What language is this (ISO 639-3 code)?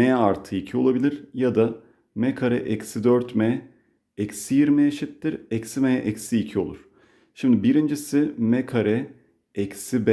tur